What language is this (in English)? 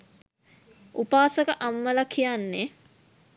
Sinhala